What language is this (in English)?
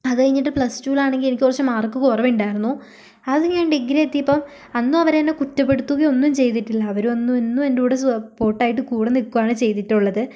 Malayalam